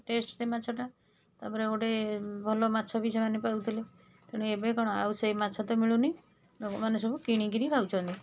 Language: Odia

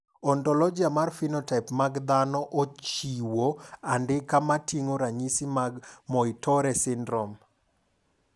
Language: Luo (Kenya and Tanzania)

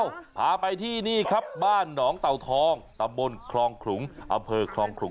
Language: Thai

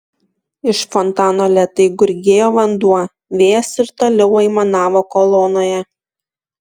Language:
Lithuanian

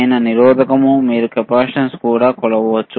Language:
Telugu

